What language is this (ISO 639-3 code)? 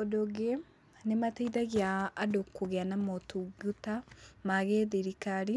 kik